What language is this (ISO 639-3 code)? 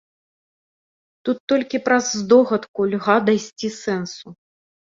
bel